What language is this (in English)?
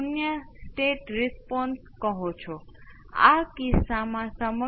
Gujarati